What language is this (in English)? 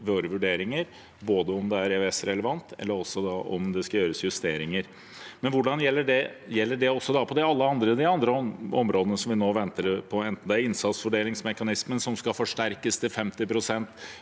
Norwegian